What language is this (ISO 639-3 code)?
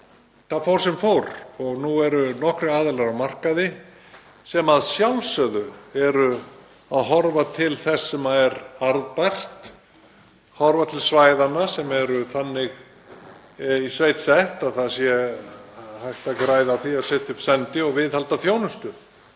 isl